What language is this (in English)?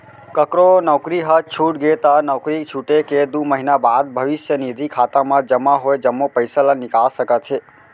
Chhattisgarhi